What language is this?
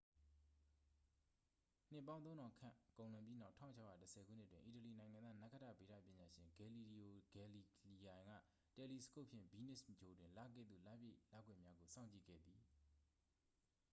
Burmese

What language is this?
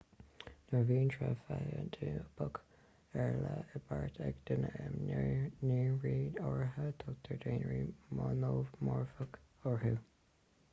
Irish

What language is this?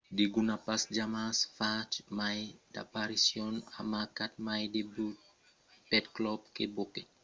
Occitan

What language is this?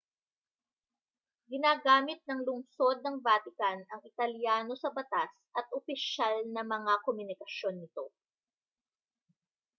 Filipino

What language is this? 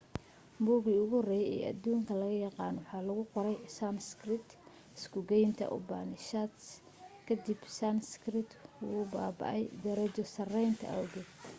Somali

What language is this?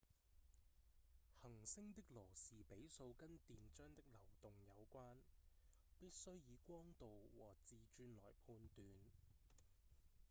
Cantonese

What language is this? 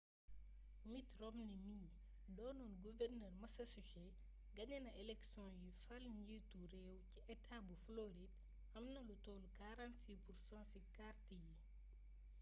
Wolof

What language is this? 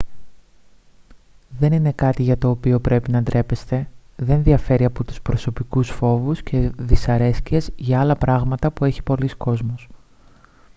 Greek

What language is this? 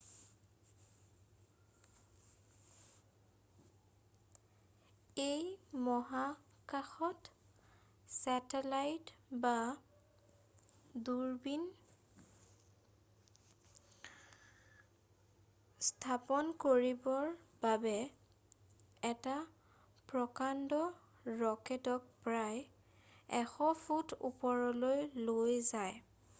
Assamese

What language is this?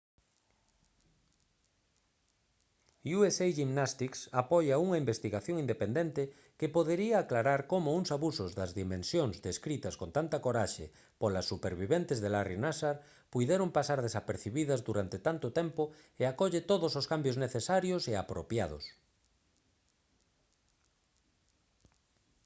Galician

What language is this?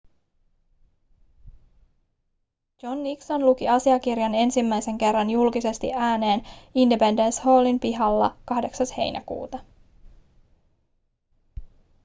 Finnish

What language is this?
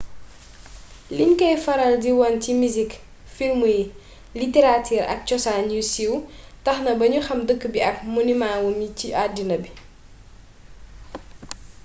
Wolof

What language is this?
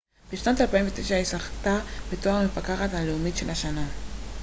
Hebrew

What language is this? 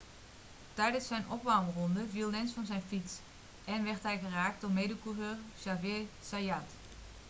Dutch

